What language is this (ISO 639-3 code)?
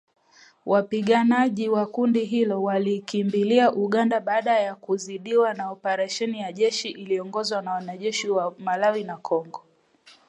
swa